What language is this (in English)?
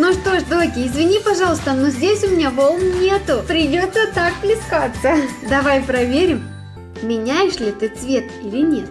Russian